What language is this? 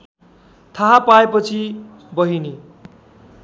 Nepali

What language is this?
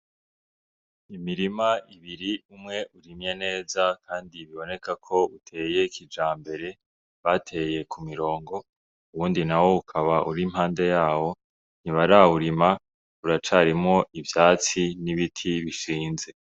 Rundi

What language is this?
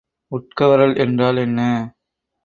Tamil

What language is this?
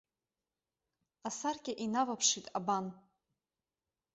Abkhazian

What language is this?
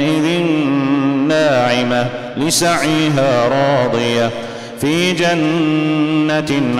Arabic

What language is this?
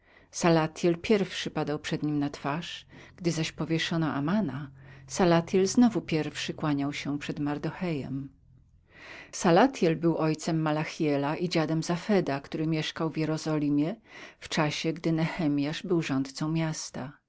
Polish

